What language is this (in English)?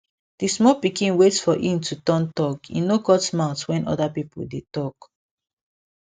Nigerian Pidgin